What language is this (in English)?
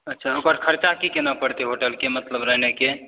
Maithili